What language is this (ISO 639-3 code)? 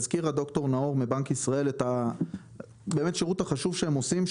heb